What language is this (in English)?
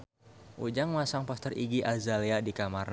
Sundanese